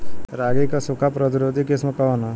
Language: Bhojpuri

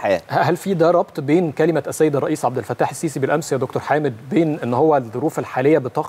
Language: Arabic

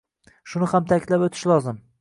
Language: Uzbek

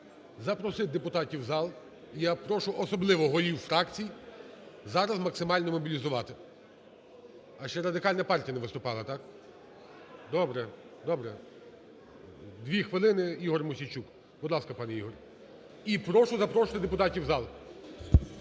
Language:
Ukrainian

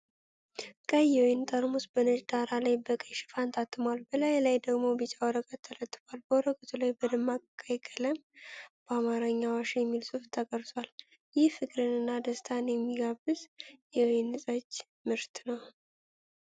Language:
Amharic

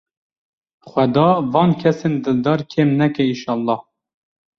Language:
Kurdish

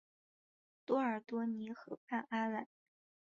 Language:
Chinese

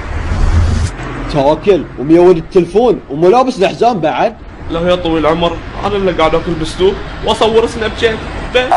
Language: Arabic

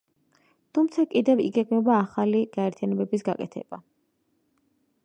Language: Georgian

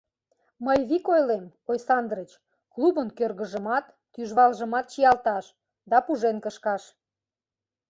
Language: Mari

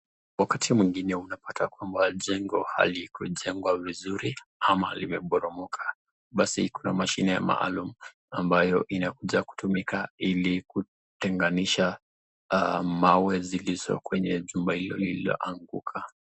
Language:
Swahili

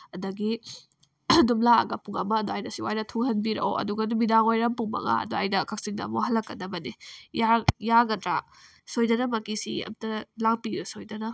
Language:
Manipuri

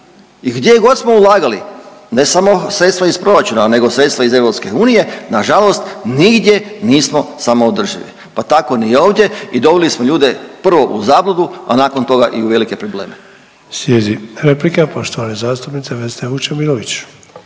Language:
Croatian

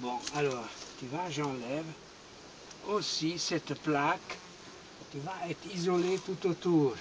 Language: French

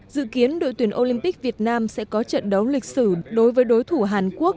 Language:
Vietnamese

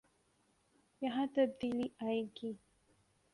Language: Urdu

